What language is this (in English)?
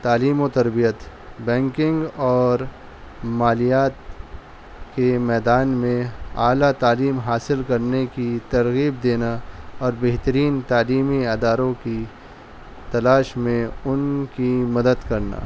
Urdu